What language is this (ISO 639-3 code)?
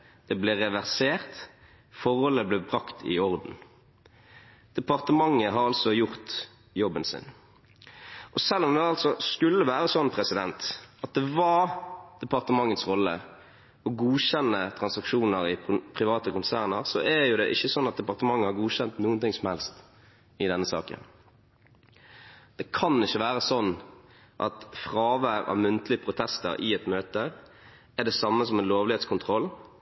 nob